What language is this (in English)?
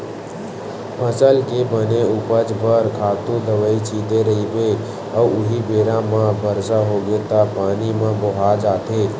Chhattisgarhi